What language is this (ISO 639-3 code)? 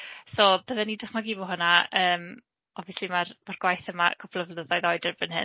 cym